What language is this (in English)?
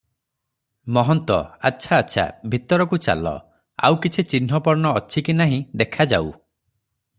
Odia